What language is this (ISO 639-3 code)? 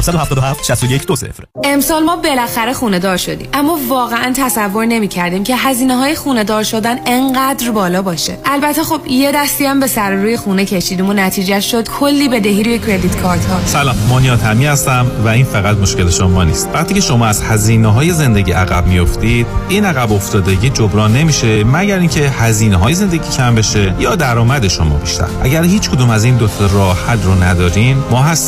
fas